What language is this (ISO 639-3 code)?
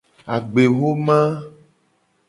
gej